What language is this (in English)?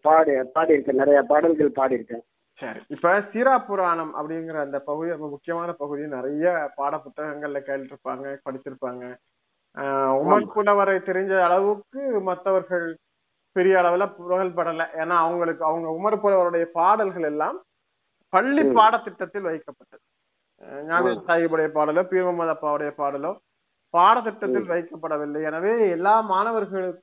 Tamil